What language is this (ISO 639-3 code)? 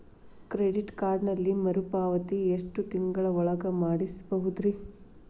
kan